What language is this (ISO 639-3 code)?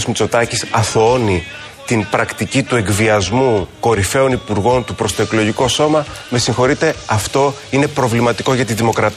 ell